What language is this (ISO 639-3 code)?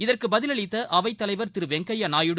tam